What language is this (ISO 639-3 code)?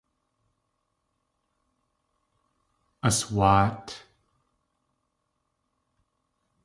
tli